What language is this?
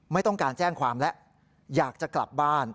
Thai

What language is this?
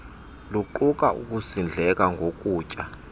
Xhosa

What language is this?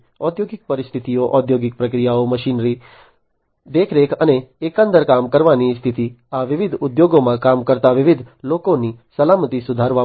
Gujarati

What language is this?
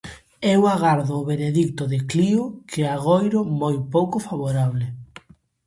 Galician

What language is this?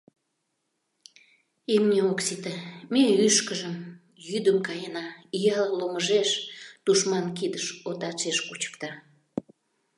Mari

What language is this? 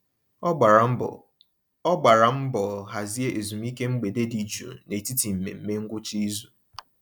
Igbo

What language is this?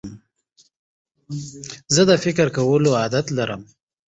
Pashto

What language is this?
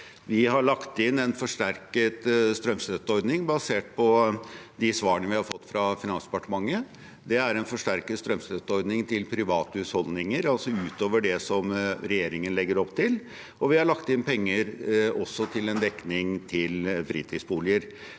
Norwegian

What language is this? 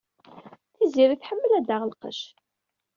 Kabyle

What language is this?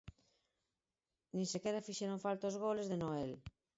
Galician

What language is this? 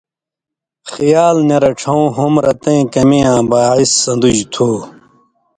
Indus Kohistani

